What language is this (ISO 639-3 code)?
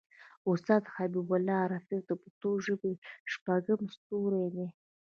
pus